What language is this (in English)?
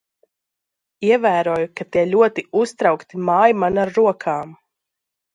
Latvian